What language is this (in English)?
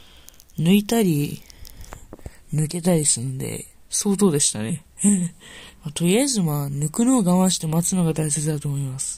Japanese